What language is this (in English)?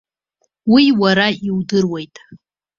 Abkhazian